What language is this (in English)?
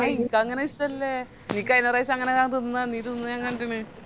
Malayalam